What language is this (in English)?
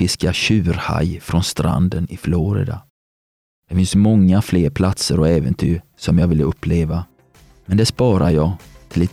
Swedish